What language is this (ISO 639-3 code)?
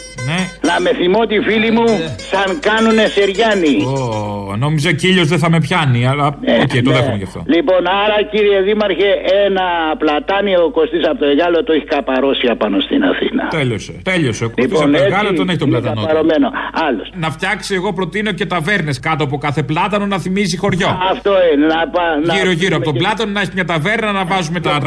ell